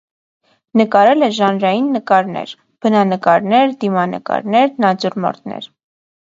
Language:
Armenian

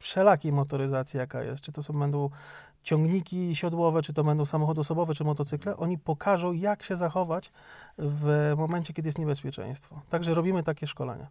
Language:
Polish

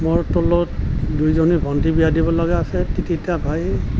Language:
Assamese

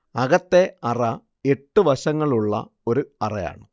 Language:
Malayalam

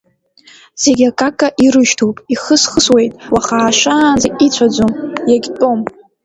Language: Abkhazian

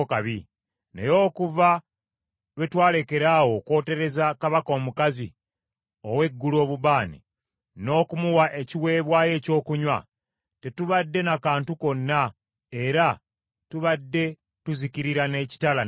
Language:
Ganda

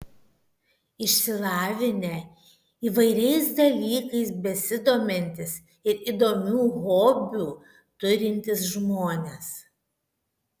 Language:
Lithuanian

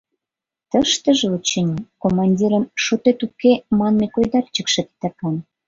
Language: Mari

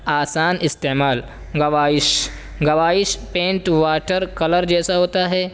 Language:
Urdu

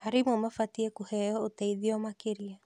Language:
Kikuyu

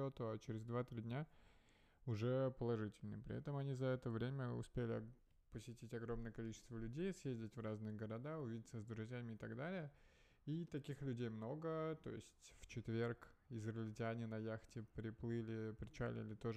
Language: Russian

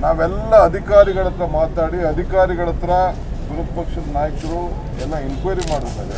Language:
Hindi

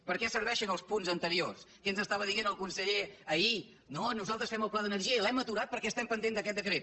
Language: Catalan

